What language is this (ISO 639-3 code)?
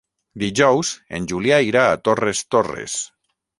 cat